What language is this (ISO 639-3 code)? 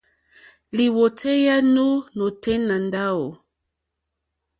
bri